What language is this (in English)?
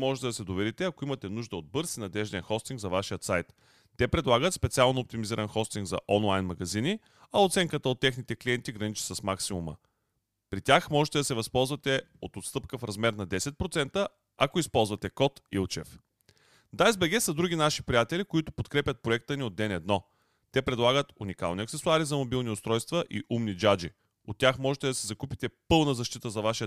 Bulgarian